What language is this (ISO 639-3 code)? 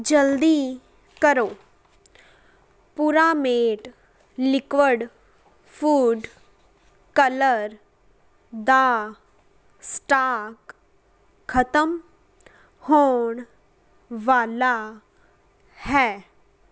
pan